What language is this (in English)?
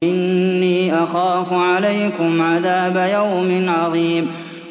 Arabic